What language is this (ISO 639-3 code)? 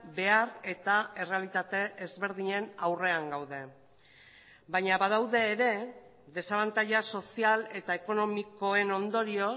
eus